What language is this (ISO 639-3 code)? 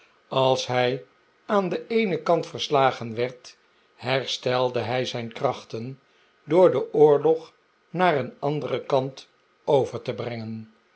nld